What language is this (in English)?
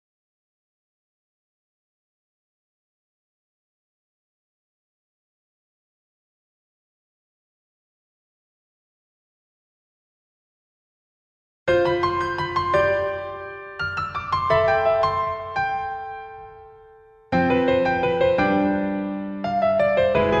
Korean